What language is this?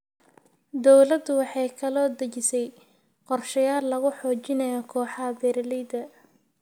Somali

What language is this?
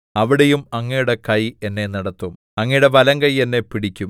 Malayalam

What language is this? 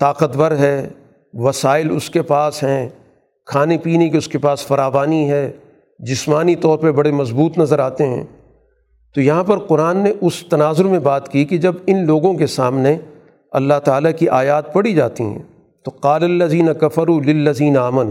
Urdu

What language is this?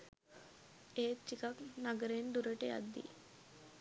Sinhala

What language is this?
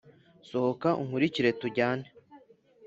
Kinyarwanda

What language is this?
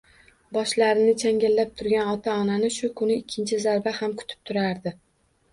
Uzbek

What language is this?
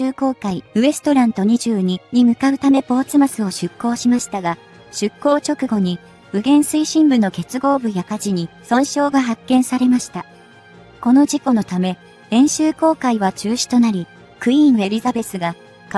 Japanese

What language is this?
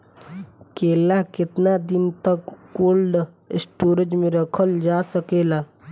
Bhojpuri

